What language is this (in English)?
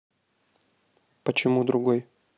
Russian